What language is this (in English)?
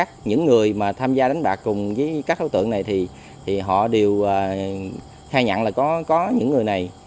Vietnamese